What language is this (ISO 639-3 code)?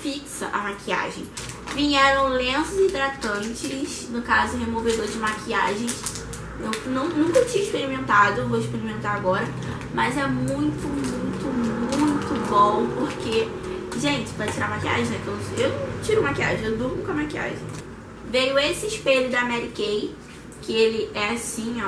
por